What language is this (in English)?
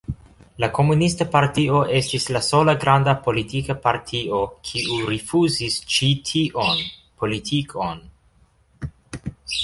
Esperanto